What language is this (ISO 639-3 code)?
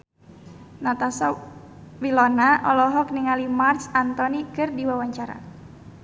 sun